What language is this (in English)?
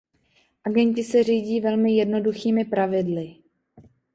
Czech